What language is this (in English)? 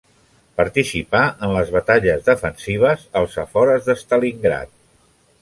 Catalan